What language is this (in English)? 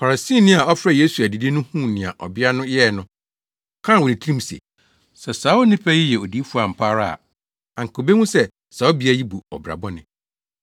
Akan